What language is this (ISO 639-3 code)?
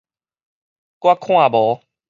nan